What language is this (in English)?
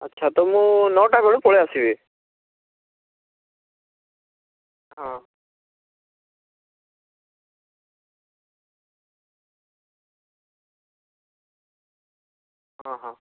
Odia